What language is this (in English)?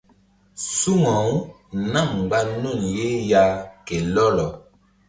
Mbum